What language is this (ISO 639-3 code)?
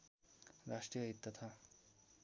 nep